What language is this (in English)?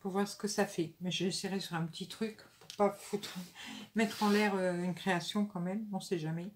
French